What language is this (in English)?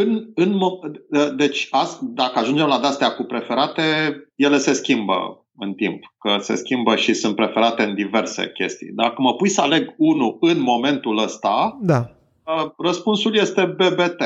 Romanian